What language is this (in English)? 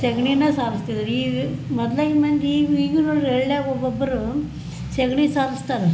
Kannada